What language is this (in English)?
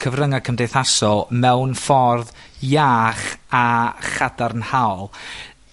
Welsh